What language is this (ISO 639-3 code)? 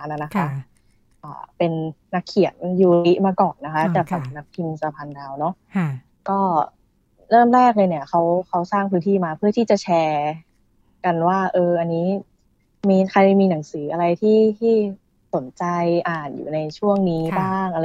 tha